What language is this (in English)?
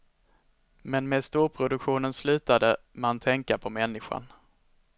Swedish